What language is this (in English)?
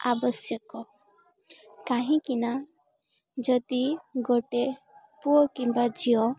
Odia